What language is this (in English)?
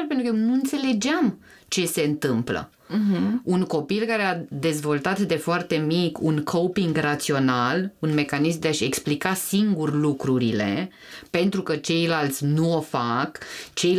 Romanian